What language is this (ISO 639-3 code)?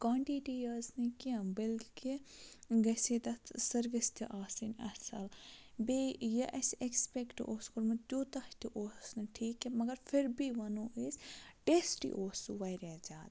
kas